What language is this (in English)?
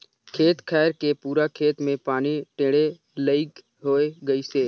Chhattisgarhi